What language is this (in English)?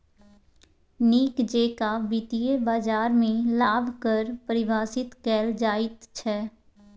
Maithili